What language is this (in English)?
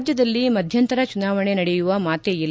Kannada